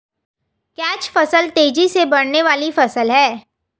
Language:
Hindi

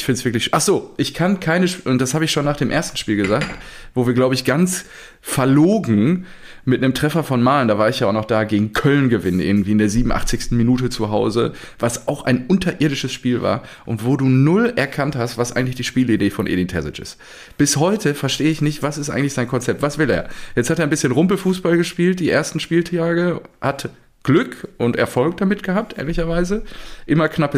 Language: German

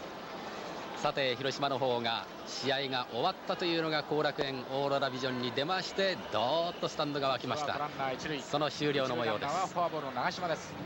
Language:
Japanese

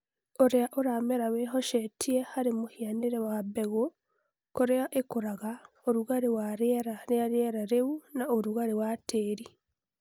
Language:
Kikuyu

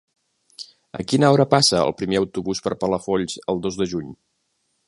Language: Catalan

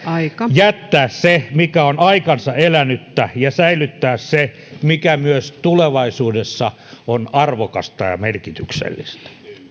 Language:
Finnish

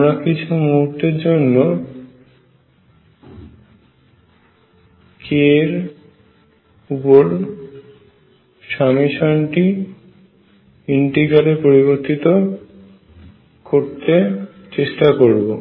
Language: Bangla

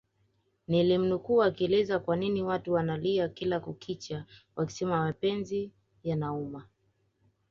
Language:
Swahili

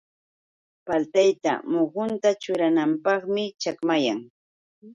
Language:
Yauyos Quechua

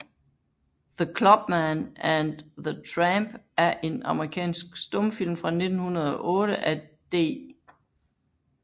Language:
Danish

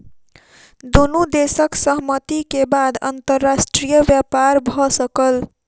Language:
Maithili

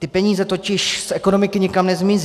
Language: Czech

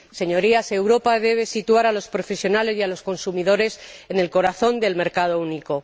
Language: Spanish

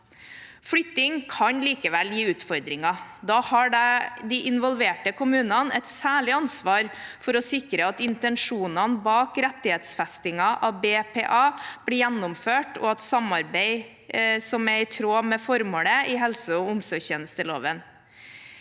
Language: Norwegian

